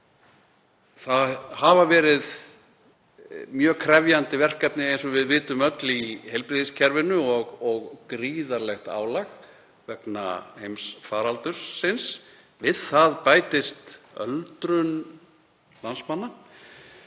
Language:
Icelandic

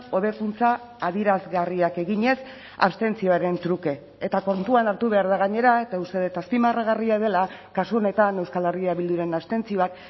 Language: Basque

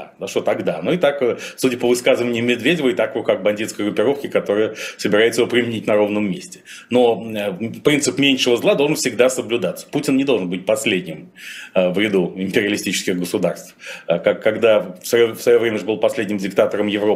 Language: Russian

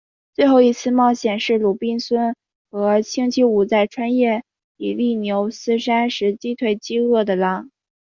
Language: Chinese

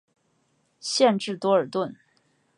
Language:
Chinese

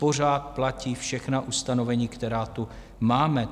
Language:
Czech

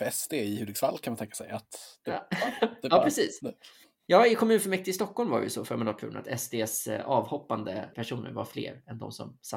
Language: Swedish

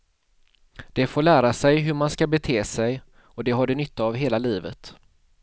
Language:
Swedish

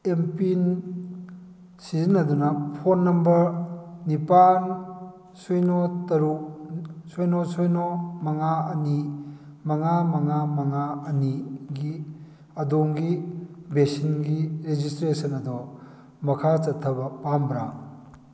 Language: Manipuri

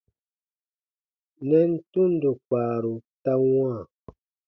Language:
Baatonum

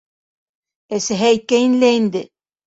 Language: Bashkir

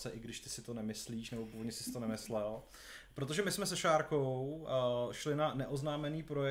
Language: Czech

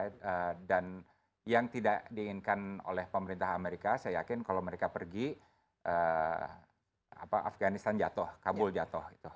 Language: Indonesian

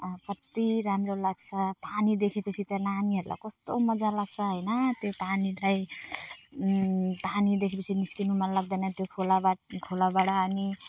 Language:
Nepali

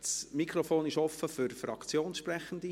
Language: Swiss German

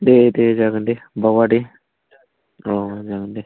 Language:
Bodo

